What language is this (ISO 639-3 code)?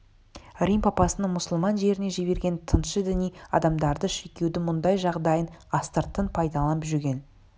kaz